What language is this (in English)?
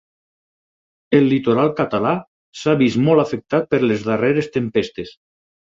Catalan